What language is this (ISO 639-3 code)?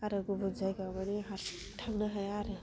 brx